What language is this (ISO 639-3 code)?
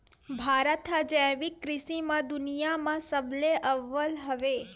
hne